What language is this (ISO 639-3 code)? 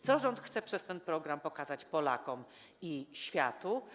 pol